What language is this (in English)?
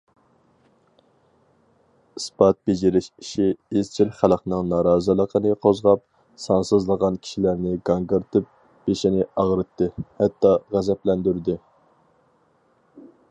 Uyghur